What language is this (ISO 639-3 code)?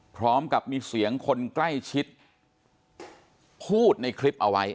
tha